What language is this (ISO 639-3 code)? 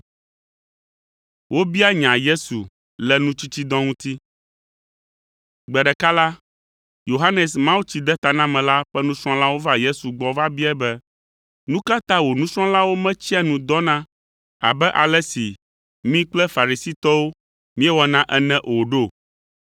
ewe